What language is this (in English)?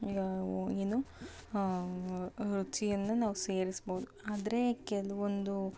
Kannada